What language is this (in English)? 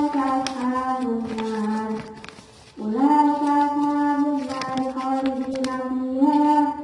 Indonesian